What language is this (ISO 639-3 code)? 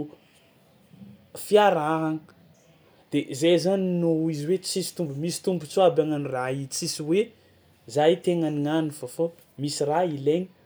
xmw